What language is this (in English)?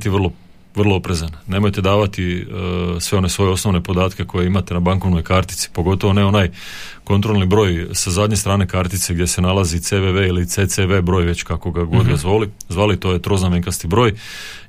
Croatian